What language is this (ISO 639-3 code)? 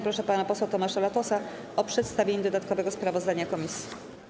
pol